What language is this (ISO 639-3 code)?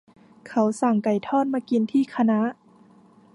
tha